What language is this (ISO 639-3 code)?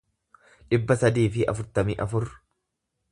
orm